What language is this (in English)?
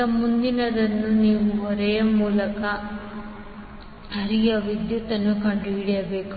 Kannada